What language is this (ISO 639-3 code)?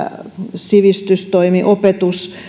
fin